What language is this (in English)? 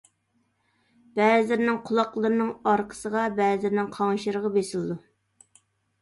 Uyghur